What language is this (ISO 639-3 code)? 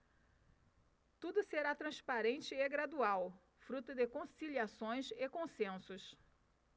por